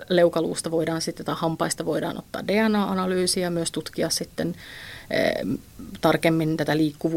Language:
Finnish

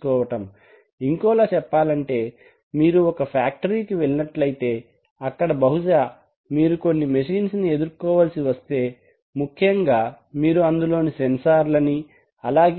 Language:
Telugu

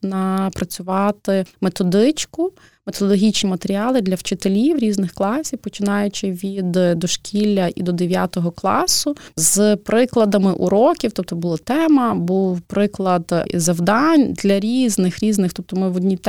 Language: Ukrainian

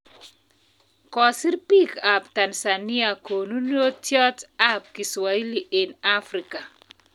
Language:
Kalenjin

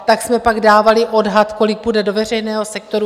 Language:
Czech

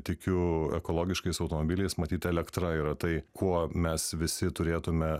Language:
Lithuanian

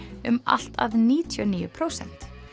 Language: Icelandic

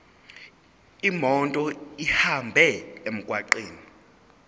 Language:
Zulu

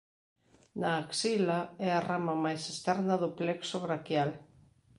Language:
Galician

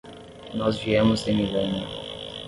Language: Portuguese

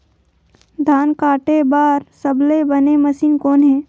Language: Chhattisgarhi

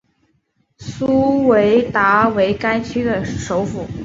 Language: Chinese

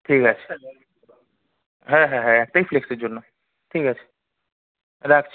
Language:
Bangla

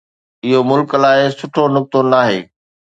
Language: Sindhi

